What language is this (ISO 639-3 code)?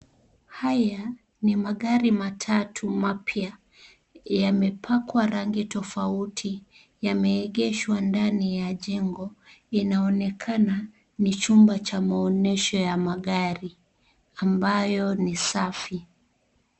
swa